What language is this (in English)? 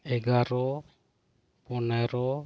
Santali